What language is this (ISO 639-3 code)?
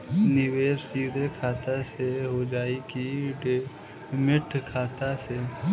bho